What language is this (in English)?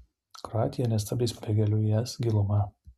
Lithuanian